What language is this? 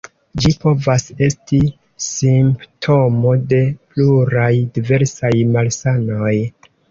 Esperanto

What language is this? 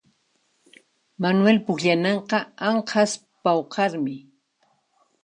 Puno Quechua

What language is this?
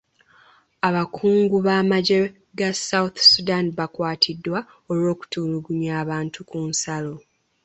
Ganda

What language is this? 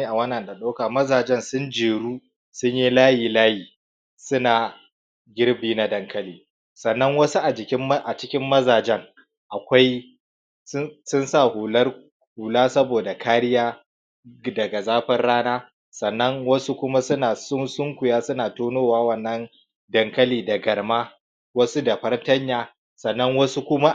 Hausa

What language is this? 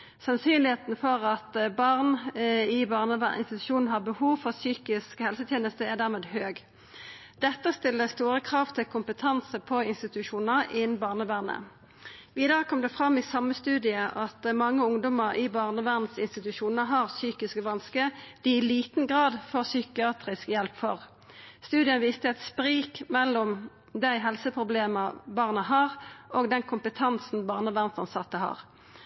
Norwegian Nynorsk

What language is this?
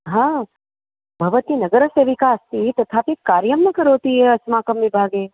Sanskrit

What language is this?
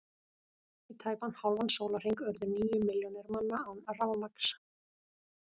Icelandic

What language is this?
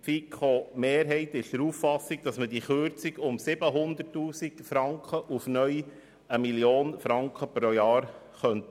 Swiss German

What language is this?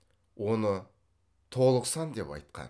Kazakh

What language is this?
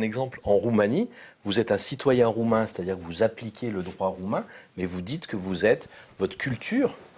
French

